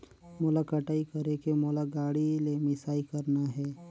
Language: Chhattisgarhi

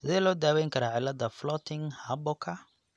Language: Somali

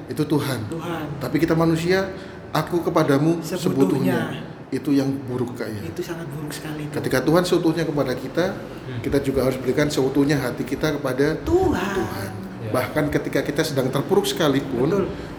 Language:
Indonesian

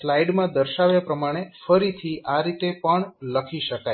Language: Gujarati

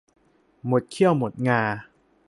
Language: Thai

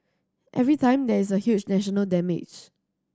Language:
English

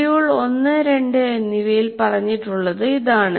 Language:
Malayalam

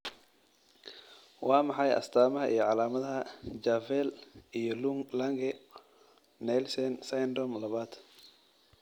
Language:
Somali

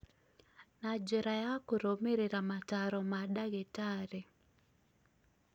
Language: Kikuyu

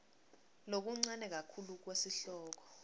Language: Swati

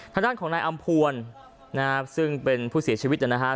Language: Thai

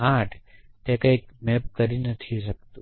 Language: Gujarati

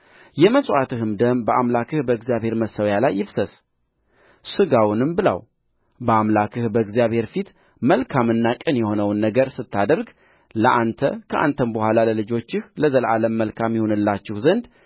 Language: Amharic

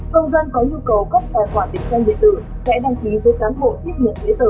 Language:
Vietnamese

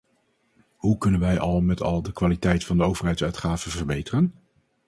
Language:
Dutch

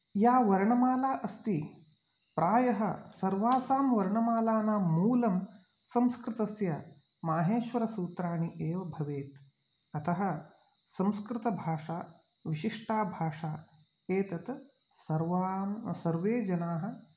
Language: Sanskrit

